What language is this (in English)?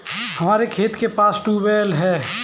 Hindi